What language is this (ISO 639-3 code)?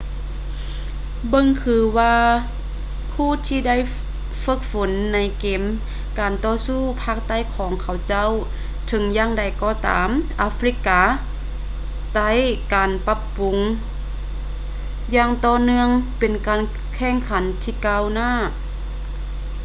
lao